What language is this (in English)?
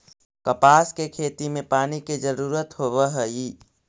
Magahi